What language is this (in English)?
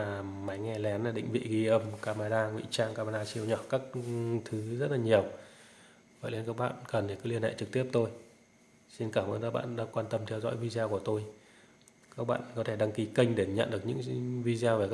Vietnamese